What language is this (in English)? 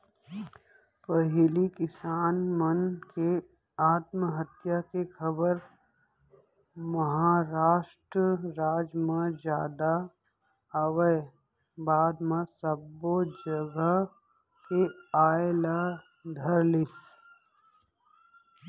Chhattisgarhi